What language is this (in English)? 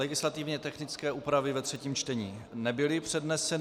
Czech